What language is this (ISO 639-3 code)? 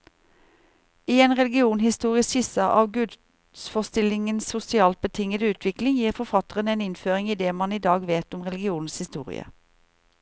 nor